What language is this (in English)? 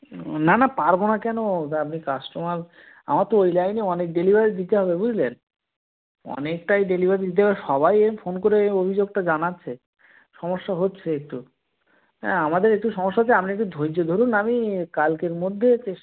Bangla